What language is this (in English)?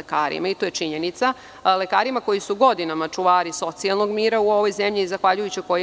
Serbian